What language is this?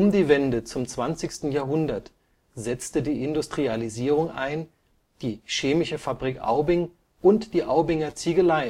German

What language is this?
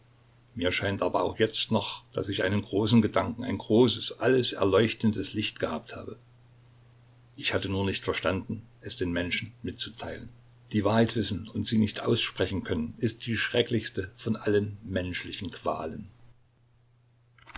German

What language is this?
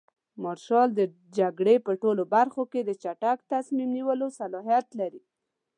Pashto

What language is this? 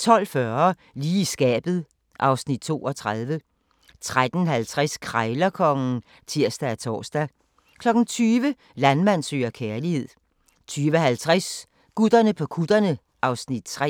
Danish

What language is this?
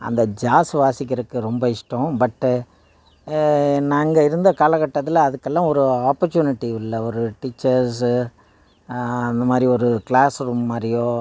Tamil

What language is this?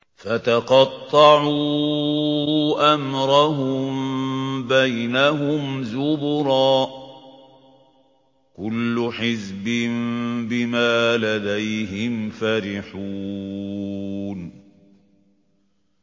Arabic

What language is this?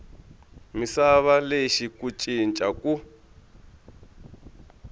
Tsonga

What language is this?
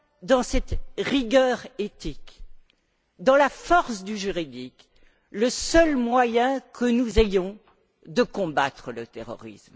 French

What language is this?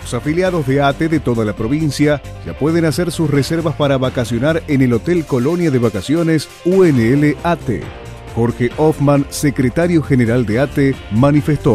Spanish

